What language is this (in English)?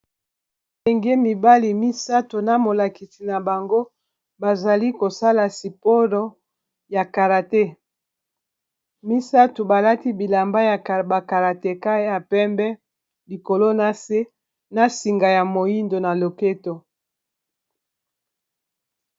Lingala